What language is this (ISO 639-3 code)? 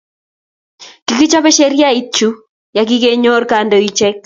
kln